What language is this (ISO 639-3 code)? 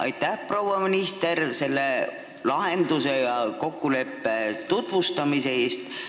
est